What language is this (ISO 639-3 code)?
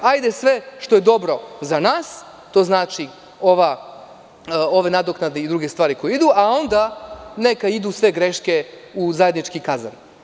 srp